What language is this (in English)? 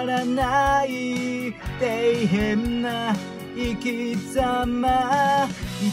Japanese